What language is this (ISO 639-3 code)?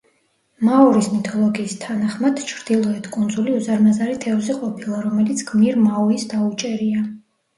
kat